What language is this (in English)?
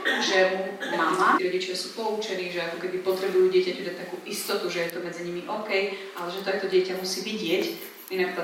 Slovak